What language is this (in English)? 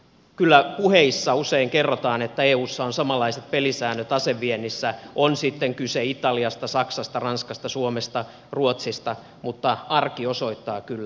Finnish